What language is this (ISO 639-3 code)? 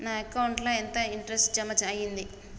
tel